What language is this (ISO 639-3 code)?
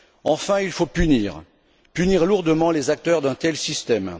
fra